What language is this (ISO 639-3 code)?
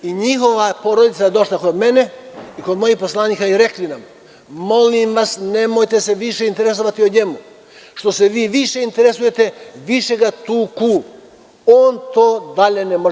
srp